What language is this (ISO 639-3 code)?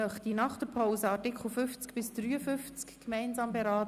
gsw